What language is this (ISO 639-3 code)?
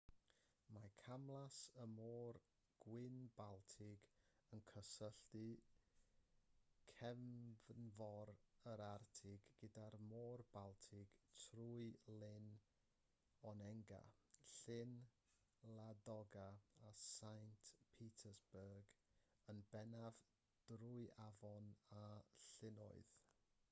cym